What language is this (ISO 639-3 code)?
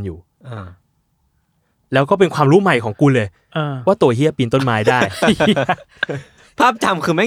tha